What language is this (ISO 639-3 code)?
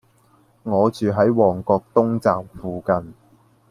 yue